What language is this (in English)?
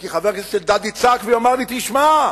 Hebrew